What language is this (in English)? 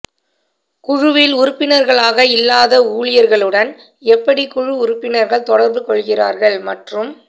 Tamil